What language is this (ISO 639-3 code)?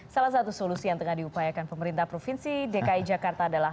ind